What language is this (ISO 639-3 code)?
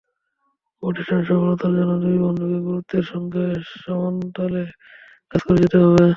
ben